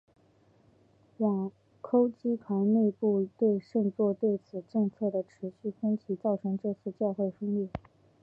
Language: Chinese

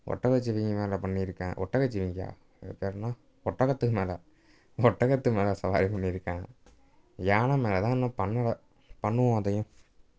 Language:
Tamil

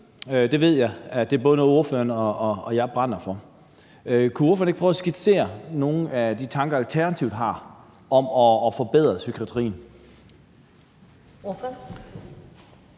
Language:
Danish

